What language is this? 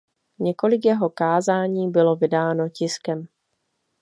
Czech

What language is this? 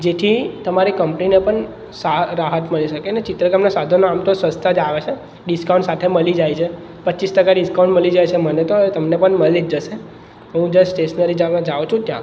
Gujarati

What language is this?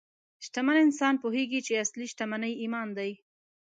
Pashto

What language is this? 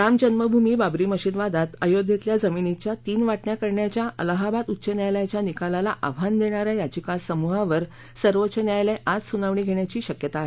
Marathi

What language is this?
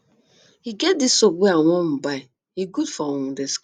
Nigerian Pidgin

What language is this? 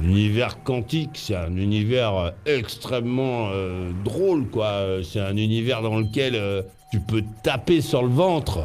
French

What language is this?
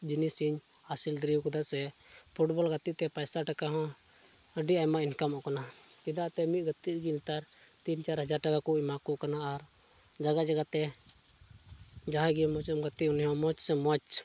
Santali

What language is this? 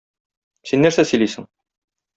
Tatar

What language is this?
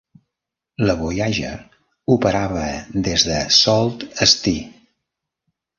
Catalan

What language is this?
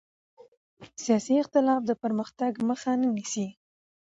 Pashto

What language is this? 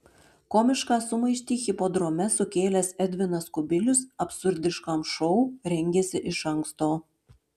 Lithuanian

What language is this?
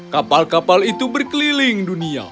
Indonesian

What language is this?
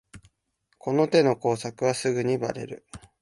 Japanese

